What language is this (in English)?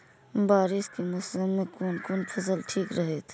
Maithili